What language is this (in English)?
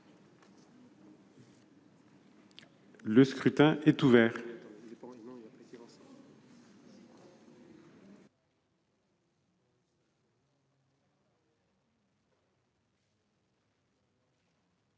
French